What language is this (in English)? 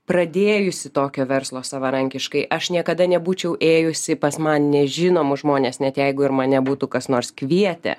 Lithuanian